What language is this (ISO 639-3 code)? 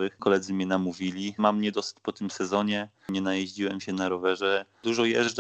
pol